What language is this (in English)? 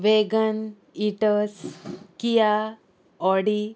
Konkani